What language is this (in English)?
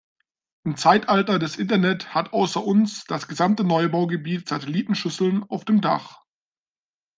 German